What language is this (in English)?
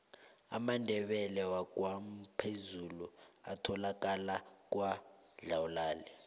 South Ndebele